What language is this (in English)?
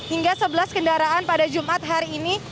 Indonesian